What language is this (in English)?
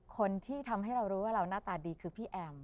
Thai